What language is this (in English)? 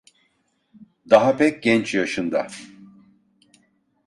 Turkish